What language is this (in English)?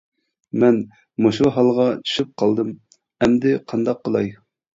Uyghur